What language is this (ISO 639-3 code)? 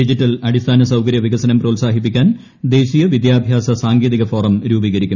mal